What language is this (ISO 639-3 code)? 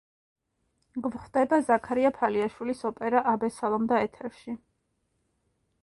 kat